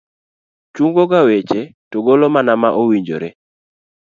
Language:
Luo (Kenya and Tanzania)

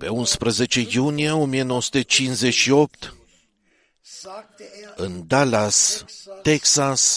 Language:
Romanian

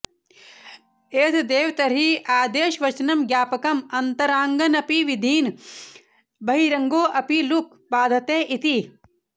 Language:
Sanskrit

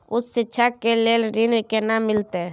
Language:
Maithili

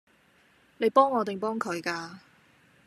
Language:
Cantonese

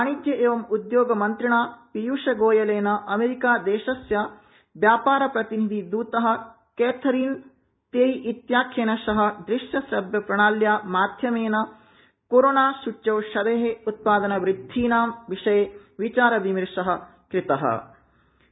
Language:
Sanskrit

